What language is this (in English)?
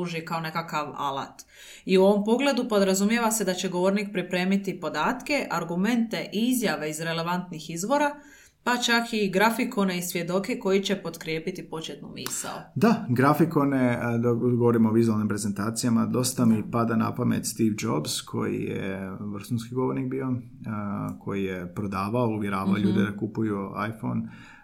Croatian